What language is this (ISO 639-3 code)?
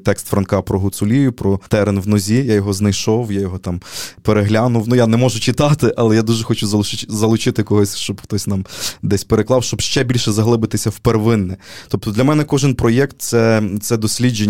ukr